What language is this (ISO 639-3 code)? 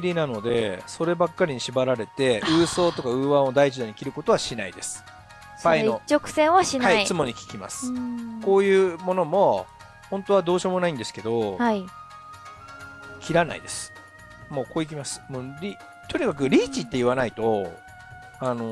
jpn